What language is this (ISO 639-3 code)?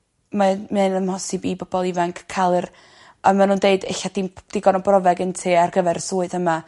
cym